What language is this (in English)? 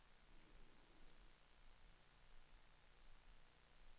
Swedish